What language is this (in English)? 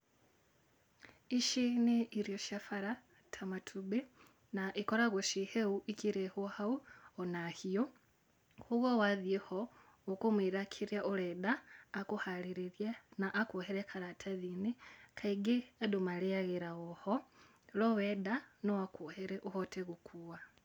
Kikuyu